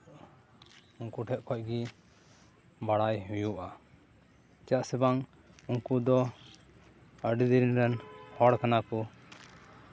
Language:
Santali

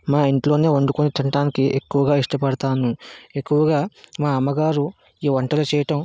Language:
Telugu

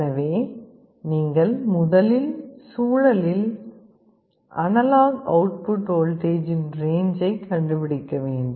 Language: Tamil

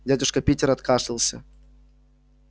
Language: Russian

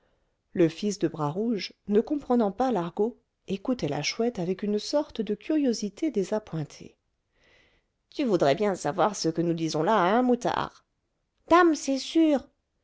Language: French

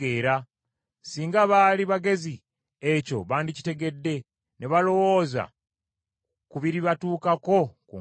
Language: Ganda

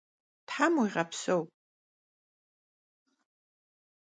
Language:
Kabardian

